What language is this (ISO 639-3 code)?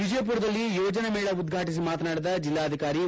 kan